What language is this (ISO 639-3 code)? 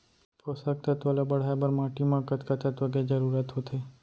hne